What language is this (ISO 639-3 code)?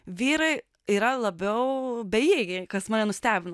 lit